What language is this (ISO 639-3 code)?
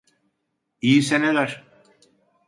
tur